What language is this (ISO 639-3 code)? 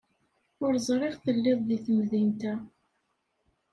kab